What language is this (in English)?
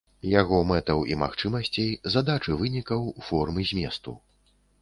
Belarusian